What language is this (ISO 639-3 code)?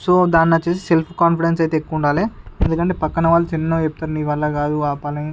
tel